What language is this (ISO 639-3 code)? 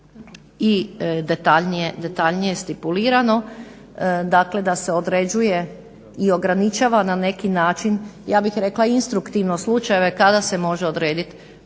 hrv